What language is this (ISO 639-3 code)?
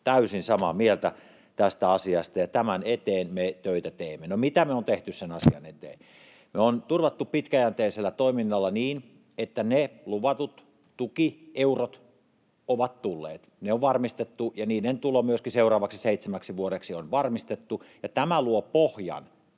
fin